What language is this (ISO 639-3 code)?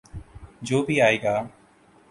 urd